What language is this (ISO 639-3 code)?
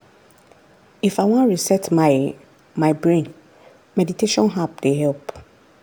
pcm